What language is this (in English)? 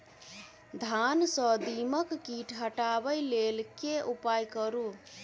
Maithili